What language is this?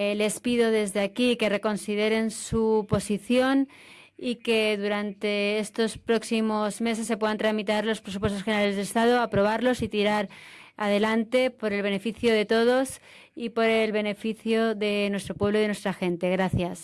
Spanish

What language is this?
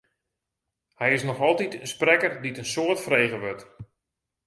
Western Frisian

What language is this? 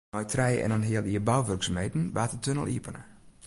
Western Frisian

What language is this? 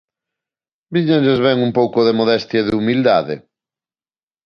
Galician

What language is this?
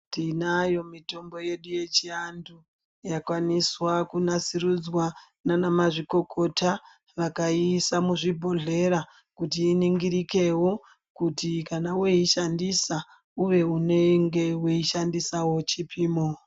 Ndau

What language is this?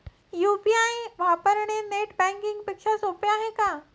Marathi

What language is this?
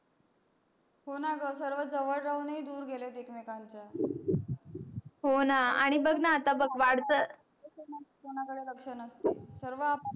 Marathi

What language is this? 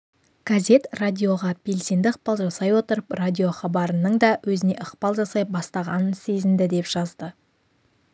Kazakh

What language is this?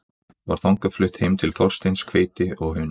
Icelandic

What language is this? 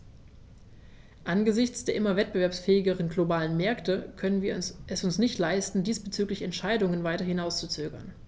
German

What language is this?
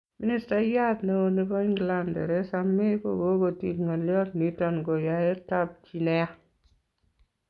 Kalenjin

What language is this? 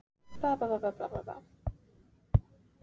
Icelandic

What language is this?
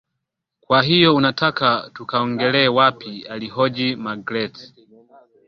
Swahili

